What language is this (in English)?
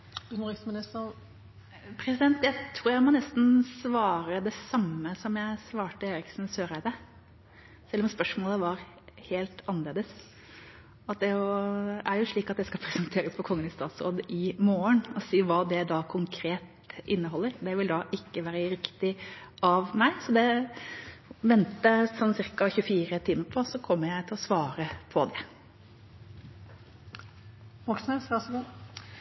Norwegian Bokmål